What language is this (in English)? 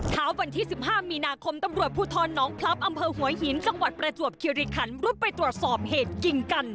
Thai